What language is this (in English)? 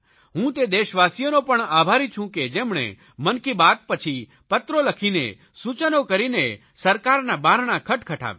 Gujarati